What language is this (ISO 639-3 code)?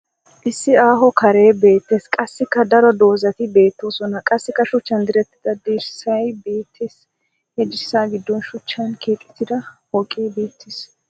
wal